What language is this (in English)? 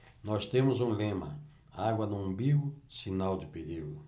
Portuguese